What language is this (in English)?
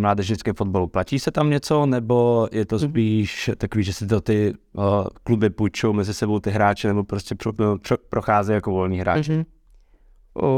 Czech